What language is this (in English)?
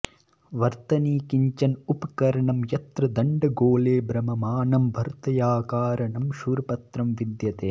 Sanskrit